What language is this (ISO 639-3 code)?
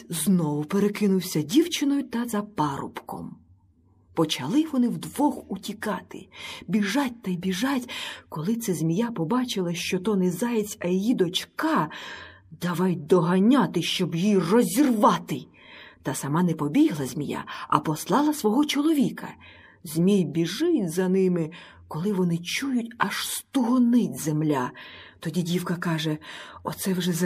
ukr